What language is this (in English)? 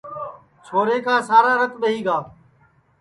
Sansi